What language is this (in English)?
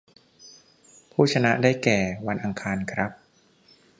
Thai